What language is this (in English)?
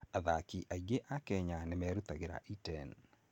Kikuyu